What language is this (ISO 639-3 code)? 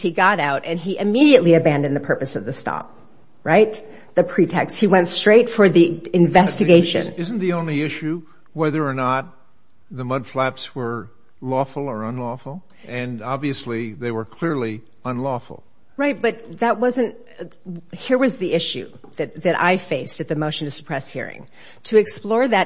eng